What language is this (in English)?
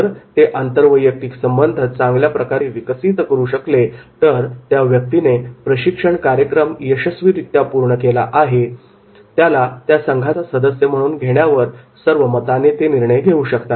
Marathi